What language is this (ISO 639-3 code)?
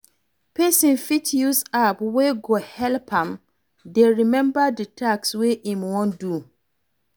pcm